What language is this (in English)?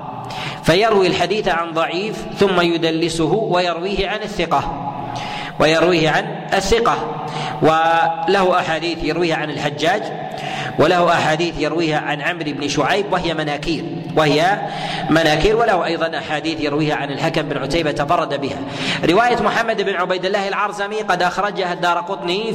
Arabic